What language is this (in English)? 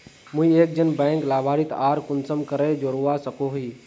Magahi